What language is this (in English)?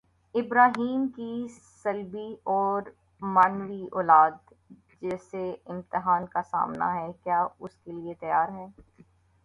Urdu